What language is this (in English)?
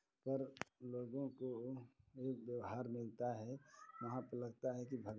Hindi